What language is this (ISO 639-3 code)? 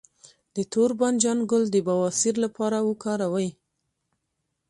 pus